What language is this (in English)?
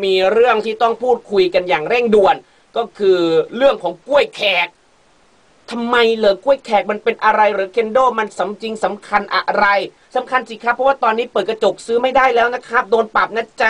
Thai